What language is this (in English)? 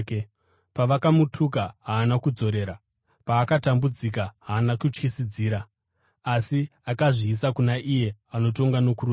Shona